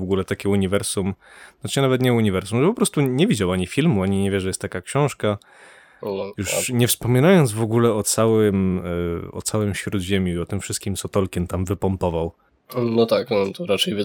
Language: Polish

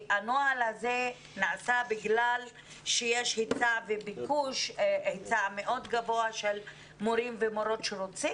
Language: Hebrew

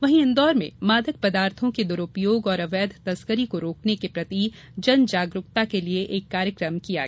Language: Hindi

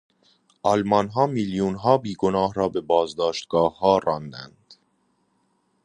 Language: Persian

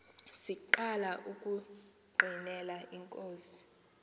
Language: Xhosa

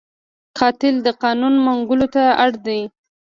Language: Pashto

